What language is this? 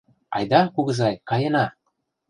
Mari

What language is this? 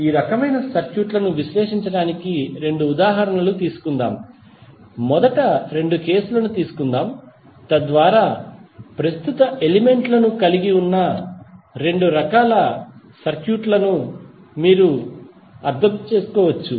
Telugu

